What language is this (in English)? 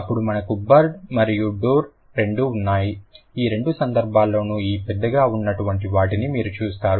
Telugu